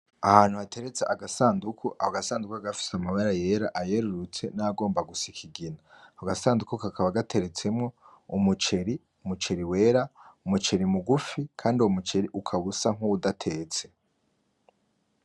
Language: Rundi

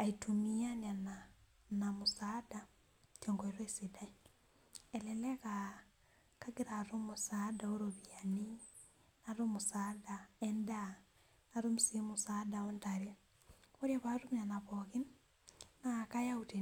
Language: Masai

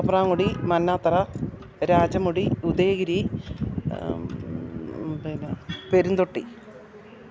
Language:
Malayalam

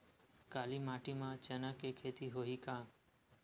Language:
Chhattisgarhi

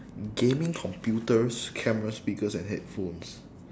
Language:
English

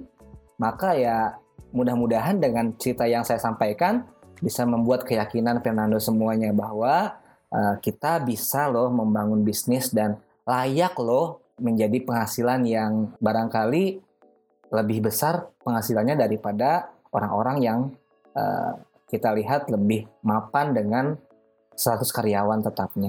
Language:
Indonesian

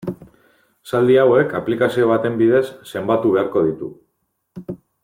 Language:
Basque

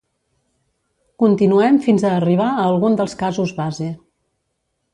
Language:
Catalan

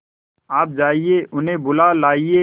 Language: Hindi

